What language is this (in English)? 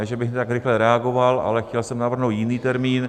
Czech